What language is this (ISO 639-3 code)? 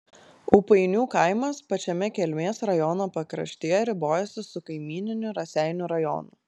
lit